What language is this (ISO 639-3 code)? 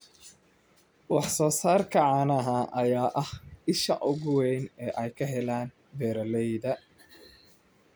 som